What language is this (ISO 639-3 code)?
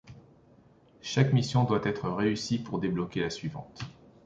fra